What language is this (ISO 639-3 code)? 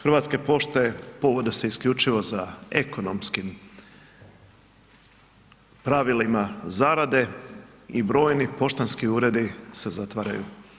hrv